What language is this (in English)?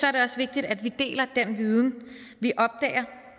Danish